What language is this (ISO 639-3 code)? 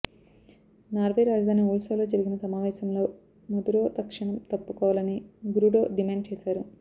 tel